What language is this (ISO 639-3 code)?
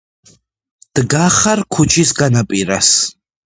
kat